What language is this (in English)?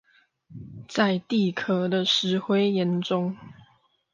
Chinese